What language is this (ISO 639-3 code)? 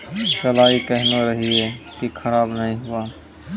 mai